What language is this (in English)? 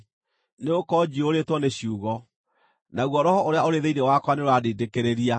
Kikuyu